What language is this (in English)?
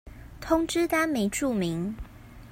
Chinese